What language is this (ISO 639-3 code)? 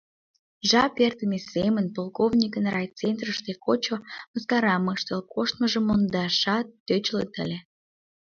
chm